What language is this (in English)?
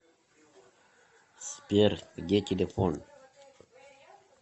Russian